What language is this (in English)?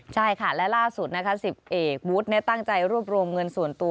Thai